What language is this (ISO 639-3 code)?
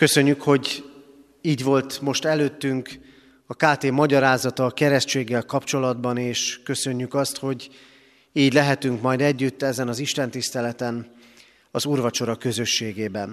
hun